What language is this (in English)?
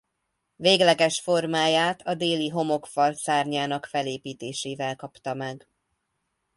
Hungarian